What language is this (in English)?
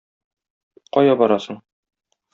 Tatar